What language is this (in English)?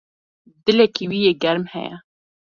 Kurdish